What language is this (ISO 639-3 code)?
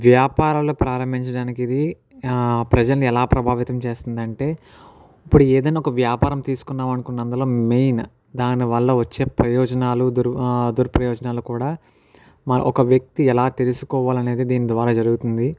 tel